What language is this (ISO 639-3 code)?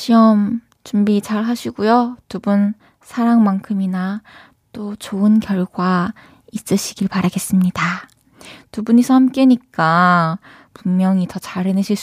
kor